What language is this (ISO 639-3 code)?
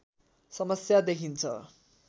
nep